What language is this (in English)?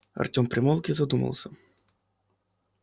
Russian